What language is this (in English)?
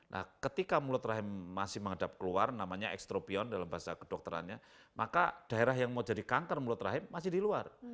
Indonesian